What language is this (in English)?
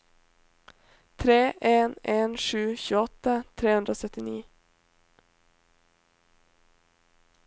Norwegian